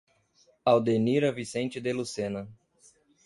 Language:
Portuguese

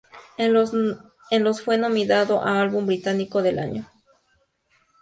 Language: Spanish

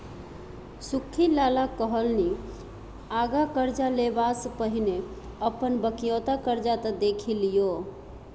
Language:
Maithili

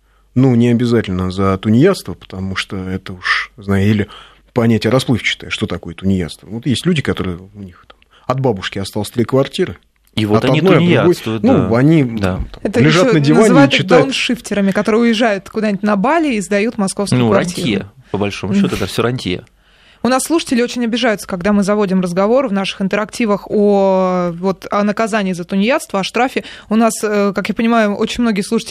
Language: Russian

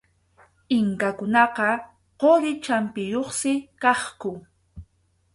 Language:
Arequipa-La Unión Quechua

